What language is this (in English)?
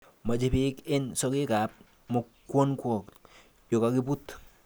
Kalenjin